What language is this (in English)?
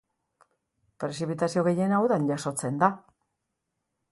Basque